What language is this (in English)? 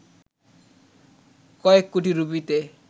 Bangla